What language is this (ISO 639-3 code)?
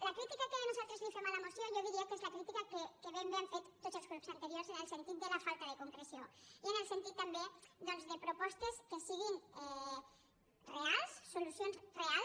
cat